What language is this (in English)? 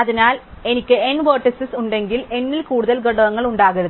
Malayalam